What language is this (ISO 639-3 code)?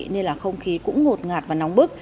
vie